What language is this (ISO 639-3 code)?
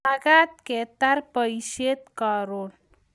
kln